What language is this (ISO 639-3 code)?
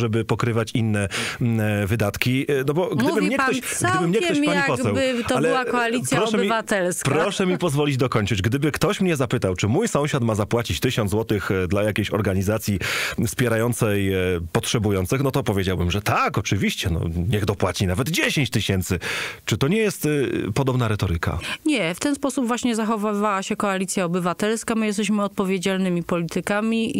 pol